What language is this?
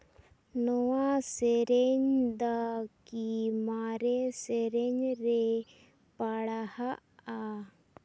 Santali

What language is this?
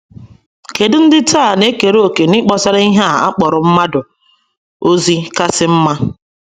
Igbo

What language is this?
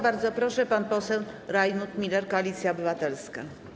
Polish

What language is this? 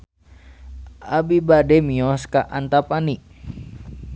Sundanese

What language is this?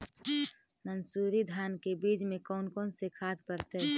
Magahi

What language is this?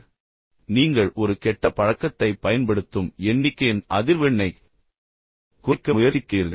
Tamil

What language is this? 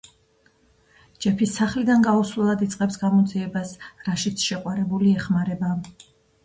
Georgian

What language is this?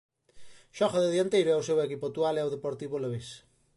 Galician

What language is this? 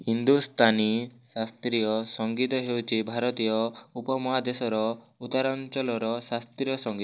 Odia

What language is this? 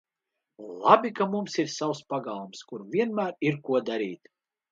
Latvian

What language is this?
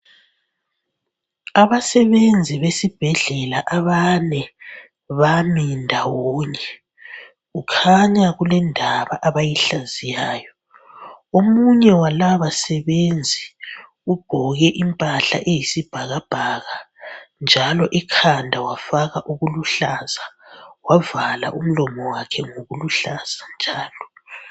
North Ndebele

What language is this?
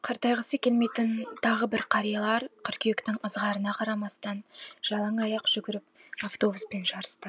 Kazakh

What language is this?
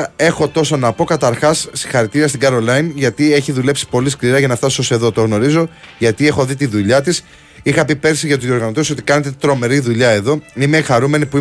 Greek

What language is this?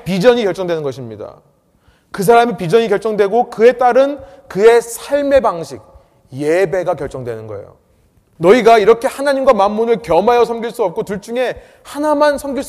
Korean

